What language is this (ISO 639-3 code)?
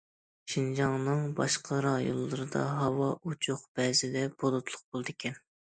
uig